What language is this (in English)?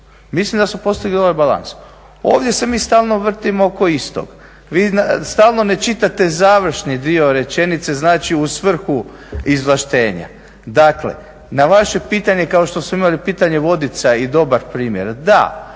Croatian